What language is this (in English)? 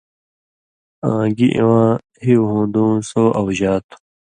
Indus Kohistani